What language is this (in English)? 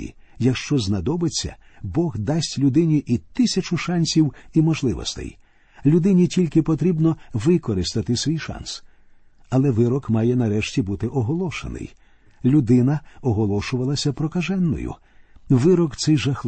Ukrainian